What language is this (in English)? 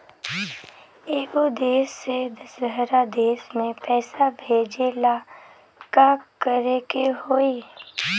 Bhojpuri